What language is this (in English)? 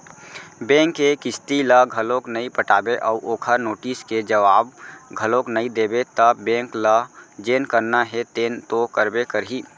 Chhattisgarhi